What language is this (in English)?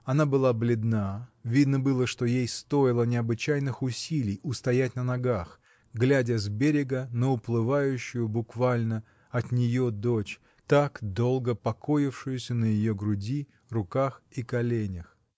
Russian